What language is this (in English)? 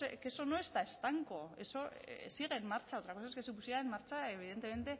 Spanish